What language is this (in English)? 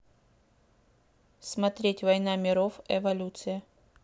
Russian